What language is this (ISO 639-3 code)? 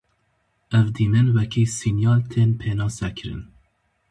kur